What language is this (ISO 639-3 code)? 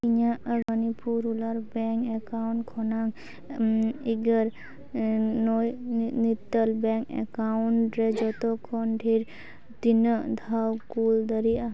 sat